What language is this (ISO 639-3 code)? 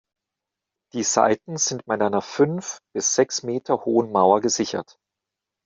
deu